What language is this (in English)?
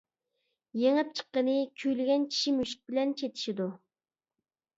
Uyghur